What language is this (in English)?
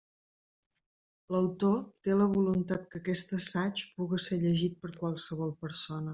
Catalan